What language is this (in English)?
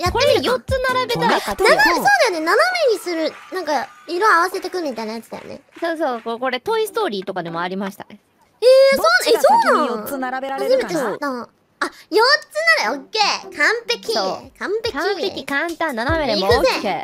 Japanese